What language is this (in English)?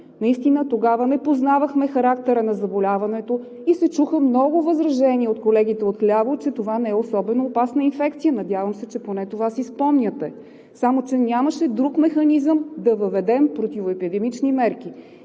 Bulgarian